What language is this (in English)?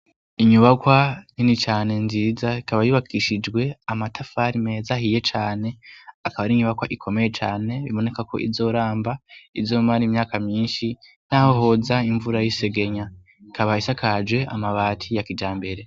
Rundi